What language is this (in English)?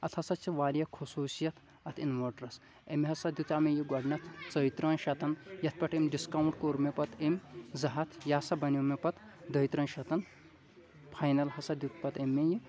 Kashmiri